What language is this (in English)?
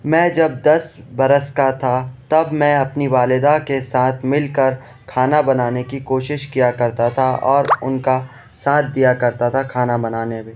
Urdu